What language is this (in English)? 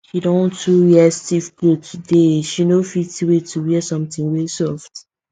Nigerian Pidgin